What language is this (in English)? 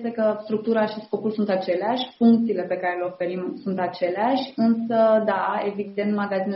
Romanian